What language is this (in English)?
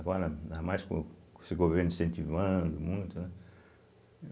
Portuguese